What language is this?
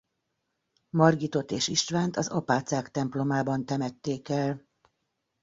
Hungarian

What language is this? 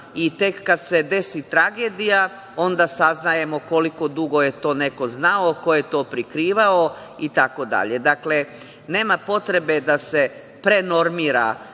Serbian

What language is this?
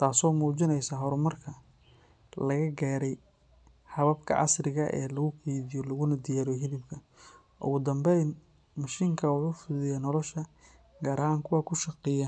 Somali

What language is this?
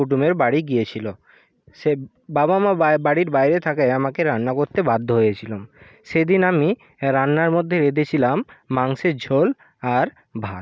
Bangla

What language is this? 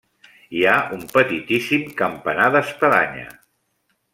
Catalan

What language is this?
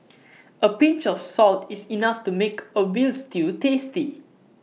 English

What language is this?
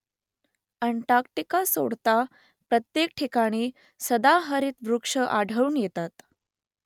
Marathi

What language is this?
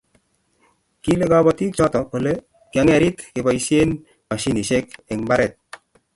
Kalenjin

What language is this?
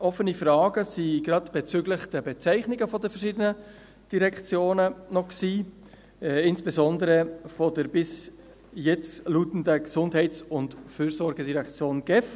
Swiss German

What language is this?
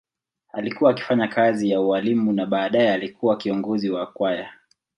Swahili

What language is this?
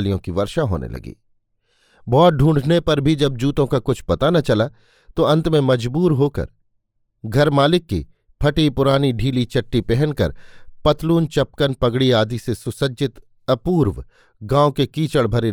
Hindi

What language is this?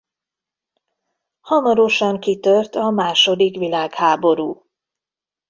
Hungarian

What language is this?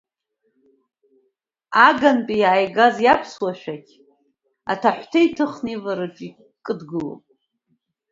Abkhazian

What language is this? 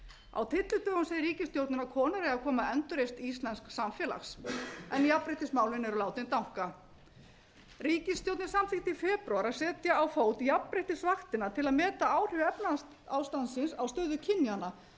Icelandic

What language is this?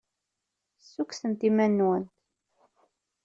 Kabyle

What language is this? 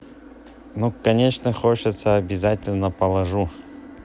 Russian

